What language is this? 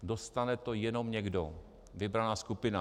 Czech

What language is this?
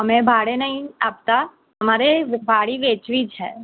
Gujarati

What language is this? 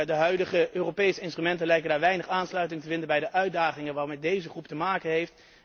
Dutch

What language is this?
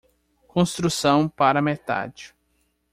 Portuguese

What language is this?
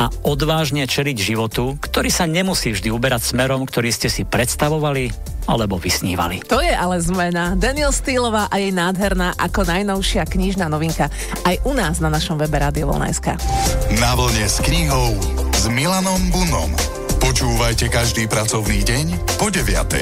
Slovak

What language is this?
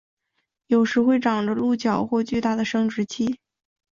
Chinese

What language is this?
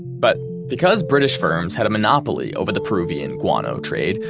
English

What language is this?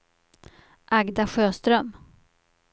Swedish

